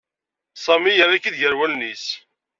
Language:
Kabyle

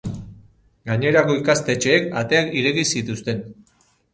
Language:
Basque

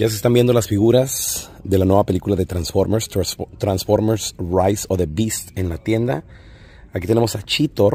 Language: Spanish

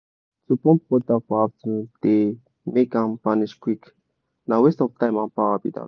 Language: Nigerian Pidgin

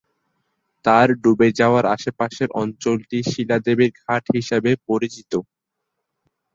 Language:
Bangla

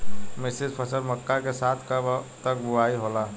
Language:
Bhojpuri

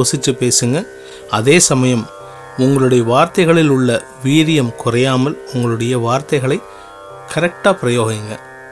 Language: Tamil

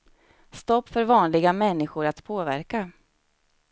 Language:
Swedish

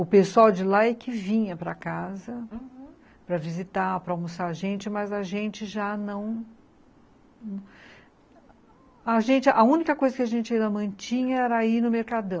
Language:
Portuguese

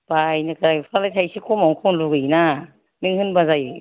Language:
Bodo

